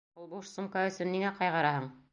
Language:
Bashkir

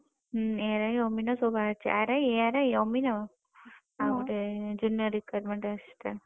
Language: Odia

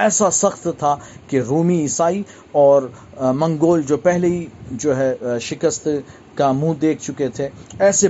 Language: Urdu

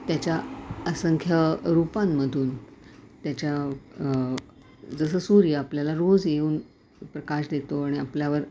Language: Marathi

